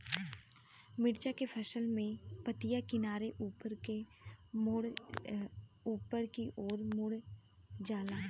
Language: Bhojpuri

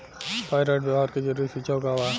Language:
Bhojpuri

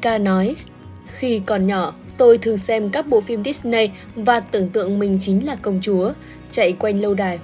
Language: Vietnamese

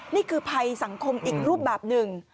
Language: Thai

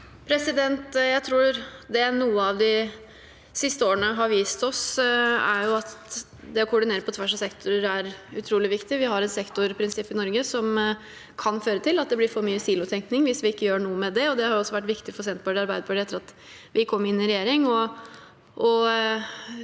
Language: Norwegian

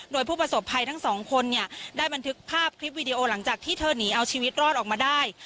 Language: Thai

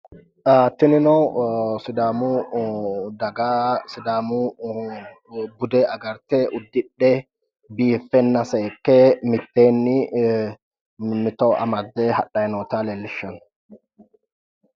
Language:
Sidamo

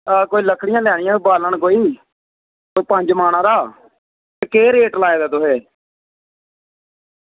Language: Dogri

